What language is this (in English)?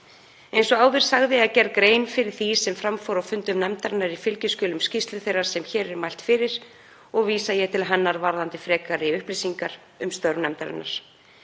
Icelandic